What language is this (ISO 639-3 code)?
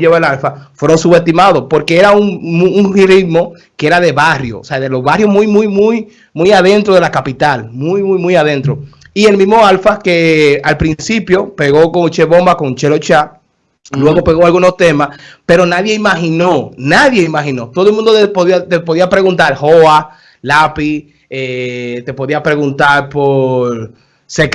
spa